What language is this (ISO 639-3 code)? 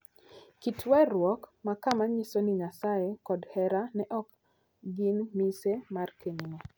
luo